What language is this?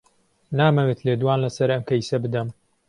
Central Kurdish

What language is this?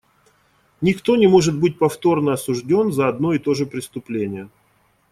Russian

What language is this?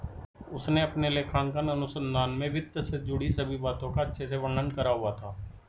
Hindi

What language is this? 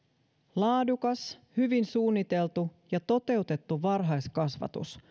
Finnish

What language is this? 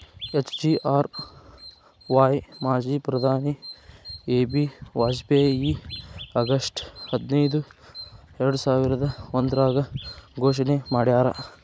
Kannada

